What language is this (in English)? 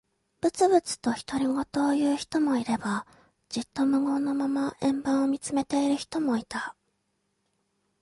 Japanese